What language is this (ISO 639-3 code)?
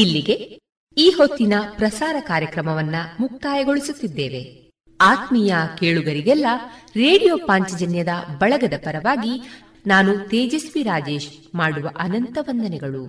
kan